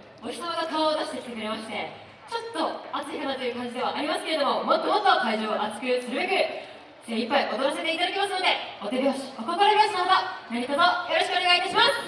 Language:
Japanese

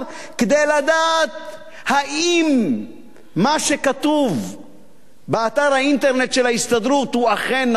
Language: Hebrew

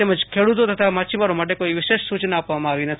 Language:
Gujarati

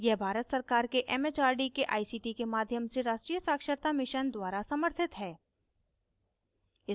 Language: Hindi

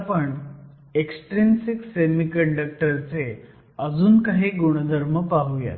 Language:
Marathi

